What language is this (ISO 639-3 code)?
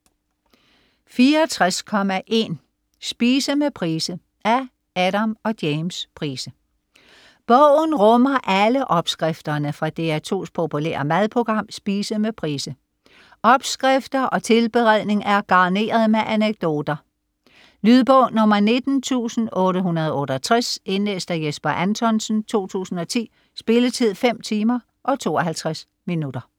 dan